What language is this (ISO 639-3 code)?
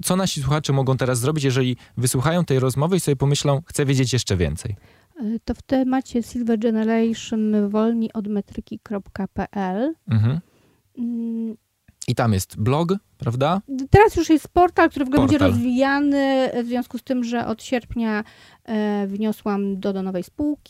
pol